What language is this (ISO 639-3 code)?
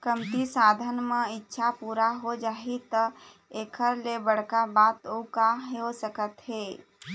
hne